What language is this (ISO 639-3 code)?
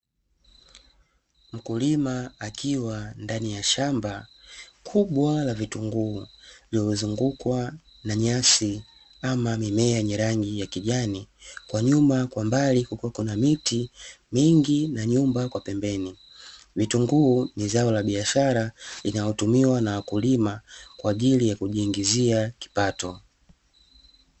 swa